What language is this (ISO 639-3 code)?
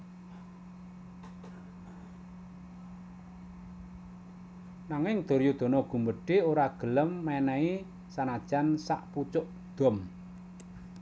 jav